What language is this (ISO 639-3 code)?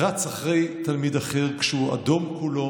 heb